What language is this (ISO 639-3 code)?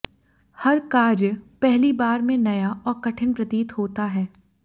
hin